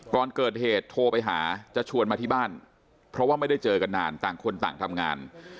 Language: Thai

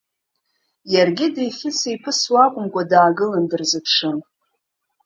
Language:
Abkhazian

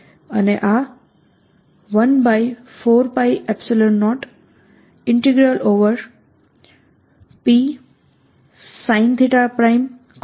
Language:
Gujarati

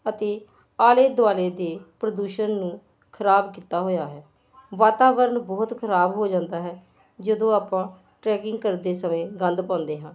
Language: Punjabi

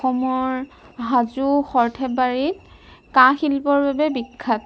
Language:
Assamese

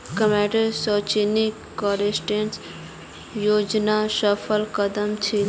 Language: Magahi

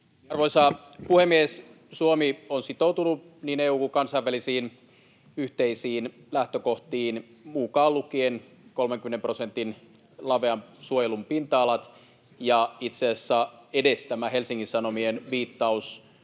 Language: Finnish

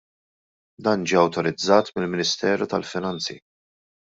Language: Maltese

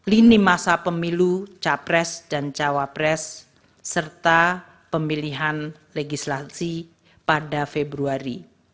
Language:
Indonesian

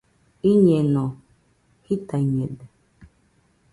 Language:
Nüpode Huitoto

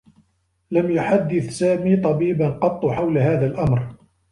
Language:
Arabic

